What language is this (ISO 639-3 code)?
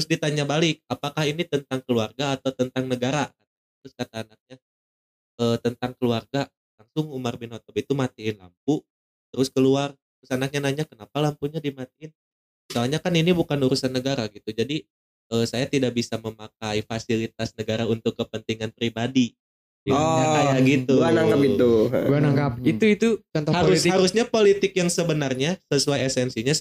ind